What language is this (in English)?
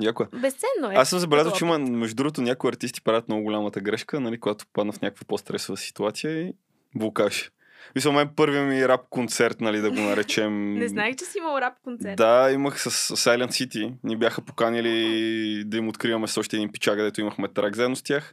Bulgarian